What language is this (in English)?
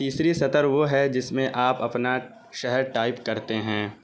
Urdu